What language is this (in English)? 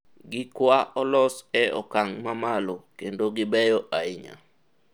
Luo (Kenya and Tanzania)